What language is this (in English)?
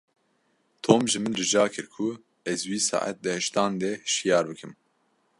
Kurdish